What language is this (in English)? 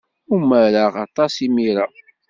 Kabyle